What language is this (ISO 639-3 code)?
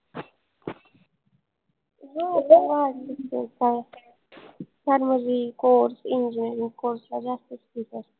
mar